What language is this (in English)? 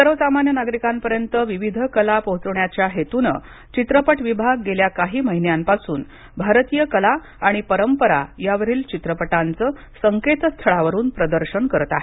Marathi